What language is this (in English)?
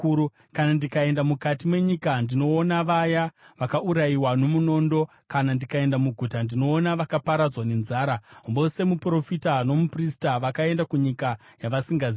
Shona